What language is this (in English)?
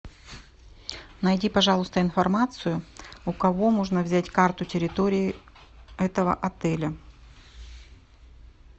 Russian